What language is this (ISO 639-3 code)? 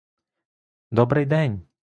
ukr